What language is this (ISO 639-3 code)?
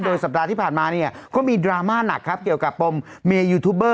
tha